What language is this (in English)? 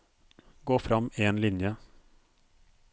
Norwegian